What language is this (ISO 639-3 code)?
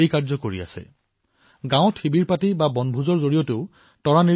asm